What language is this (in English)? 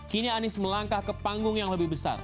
Indonesian